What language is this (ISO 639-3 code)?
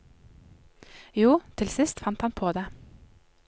nor